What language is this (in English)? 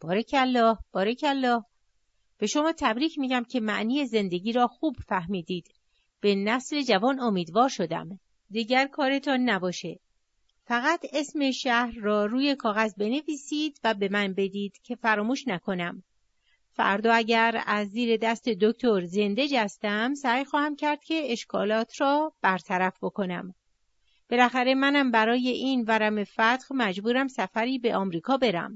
Persian